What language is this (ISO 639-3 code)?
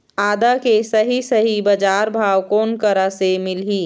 hne